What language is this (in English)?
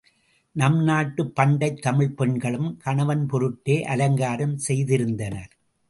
Tamil